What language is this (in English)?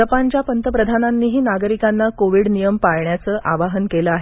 Marathi